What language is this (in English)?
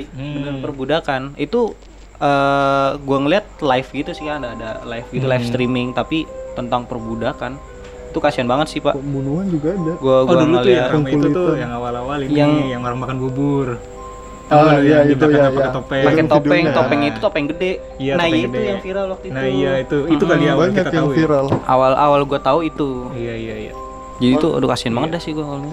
Indonesian